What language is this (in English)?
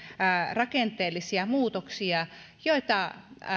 Finnish